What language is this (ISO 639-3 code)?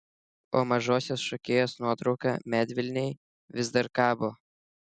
lit